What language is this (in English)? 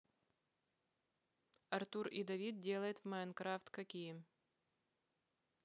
Russian